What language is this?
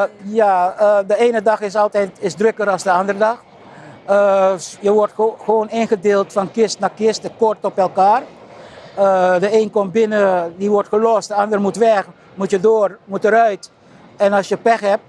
Dutch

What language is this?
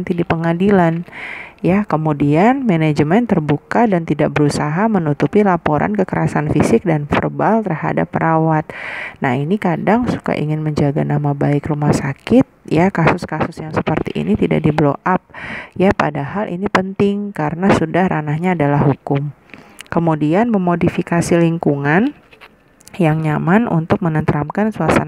Indonesian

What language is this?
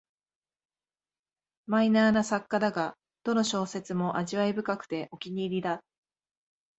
Japanese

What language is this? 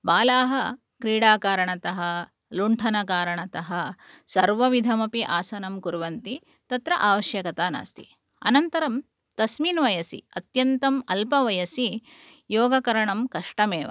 Sanskrit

